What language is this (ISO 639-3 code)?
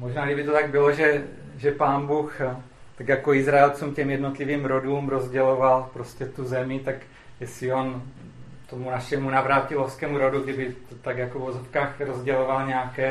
ces